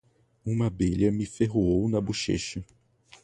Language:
Portuguese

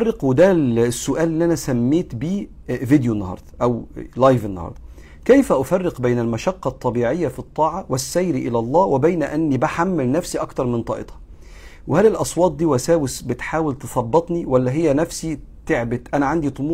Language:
Arabic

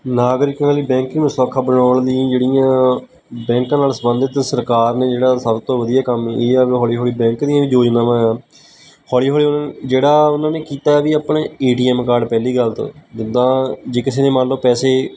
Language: Punjabi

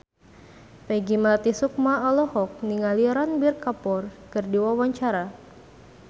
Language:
Sundanese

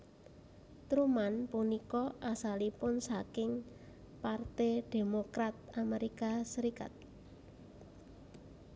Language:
Javanese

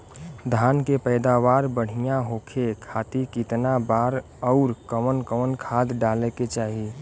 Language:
Bhojpuri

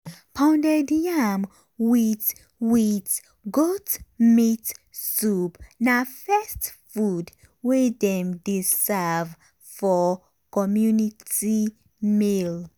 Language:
Nigerian Pidgin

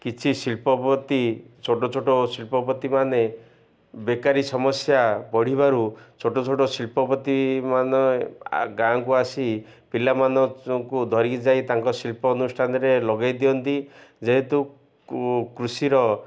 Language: Odia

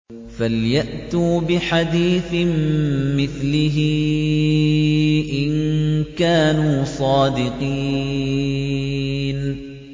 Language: Arabic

